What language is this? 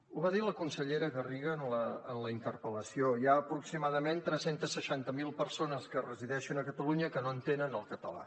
Catalan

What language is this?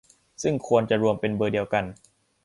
Thai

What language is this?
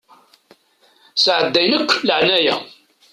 Kabyle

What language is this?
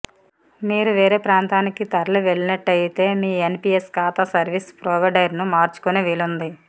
Telugu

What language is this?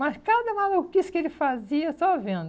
Portuguese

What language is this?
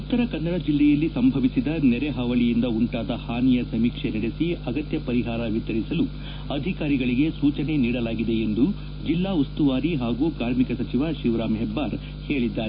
Kannada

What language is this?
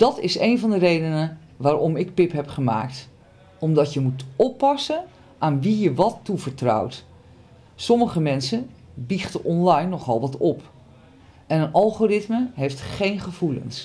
Dutch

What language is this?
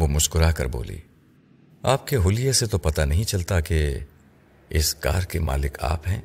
Urdu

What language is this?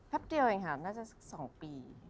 Thai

